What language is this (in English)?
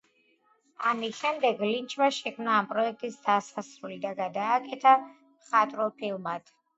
Georgian